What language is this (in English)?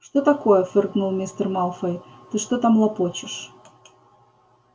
Russian